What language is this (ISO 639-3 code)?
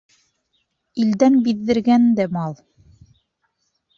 bak